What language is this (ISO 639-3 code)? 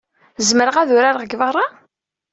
kab